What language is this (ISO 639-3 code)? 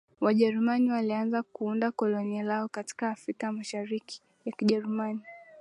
swa